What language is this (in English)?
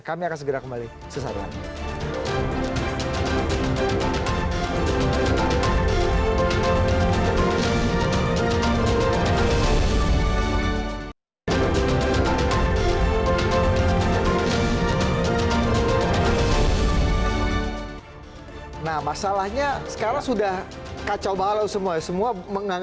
Indonesian